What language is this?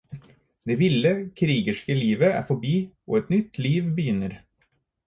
Norwegian Bokmål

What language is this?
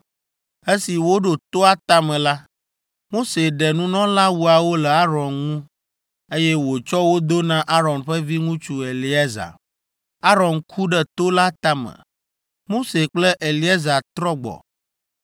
Ewe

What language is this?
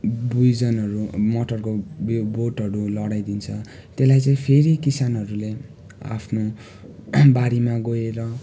Nepali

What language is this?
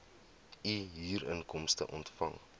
Afrikaans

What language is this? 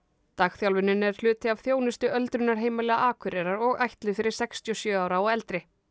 Icelandic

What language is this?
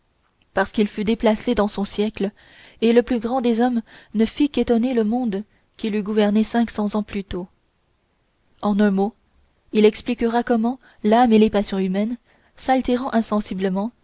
French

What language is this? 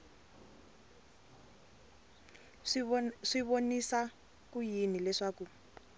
Tsonga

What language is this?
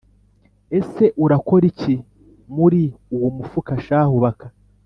Kinyarwanda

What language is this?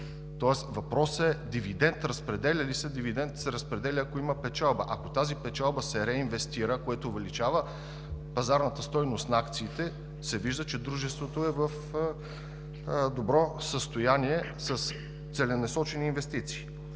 Bulgarian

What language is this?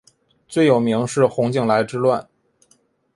Chinese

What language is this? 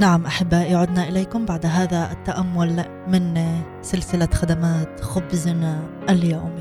Arabic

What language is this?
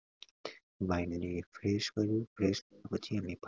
Gujarati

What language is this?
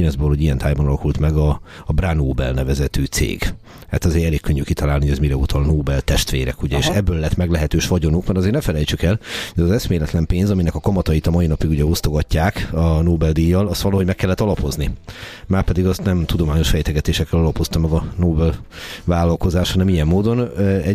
Hungarian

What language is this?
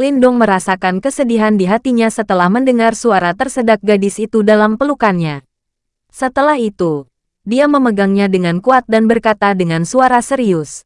Indonesian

